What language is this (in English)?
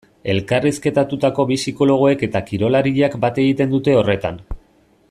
Basque